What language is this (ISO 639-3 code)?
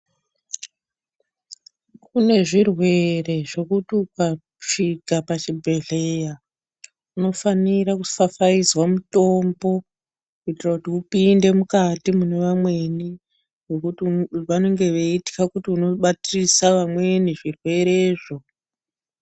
ndc